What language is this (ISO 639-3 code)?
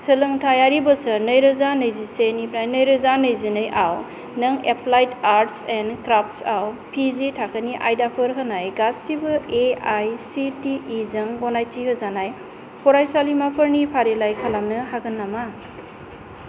brx